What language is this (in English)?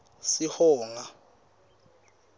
Swati